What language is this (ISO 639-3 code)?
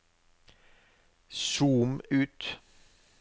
nor